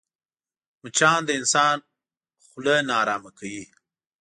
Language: Pashto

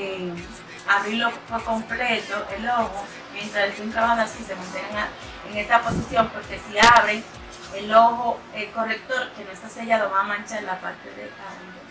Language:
Spanish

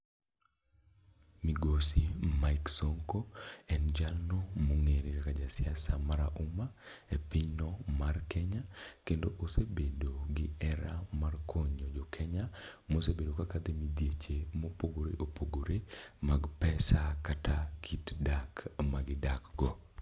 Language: Luo (Kenya and Tanzania)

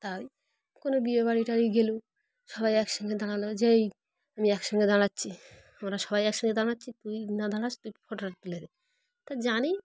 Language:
Bangla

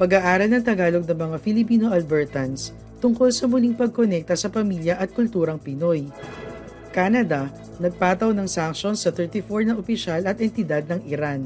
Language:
Filipino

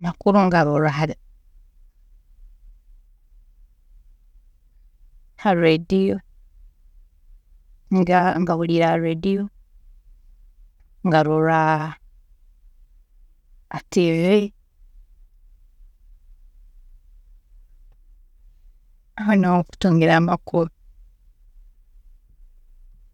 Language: Tooro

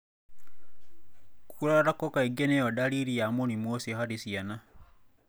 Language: Kikuyu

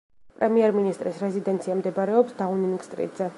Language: Georgian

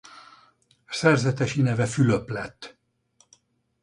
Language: Hungarian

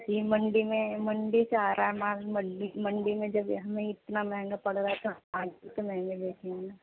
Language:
Urdu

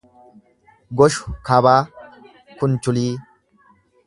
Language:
Oromo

